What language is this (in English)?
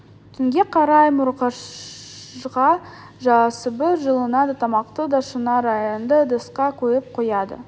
Kazakh